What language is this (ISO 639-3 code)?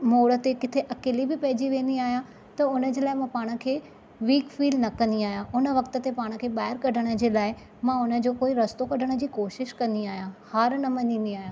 snd